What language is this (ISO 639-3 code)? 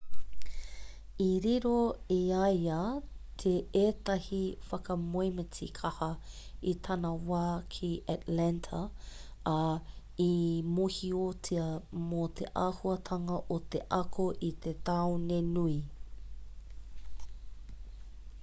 mri